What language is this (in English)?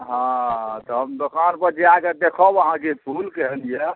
Maithili